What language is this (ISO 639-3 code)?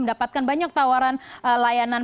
ind